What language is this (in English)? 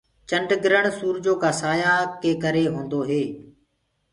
Gurgula